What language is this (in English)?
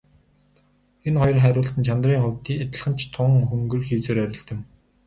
Mongolian